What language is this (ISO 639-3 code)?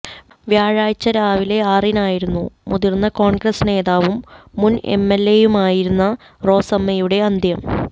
mal